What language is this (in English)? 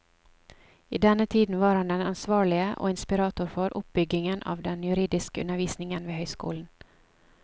Norwegian